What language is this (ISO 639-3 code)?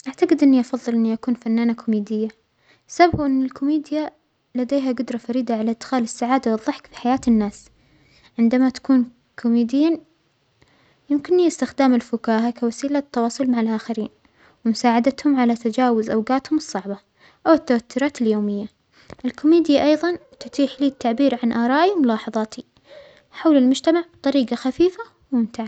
acx